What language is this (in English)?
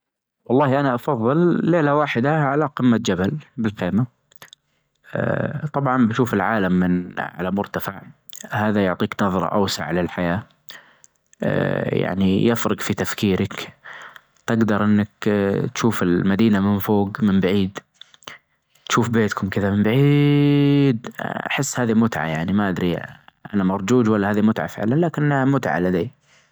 Najdi Arabic